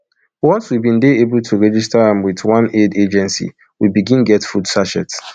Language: Nigerian Pidgin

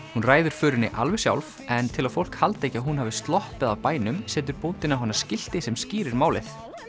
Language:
Icelandic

